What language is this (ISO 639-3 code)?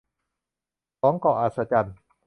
tha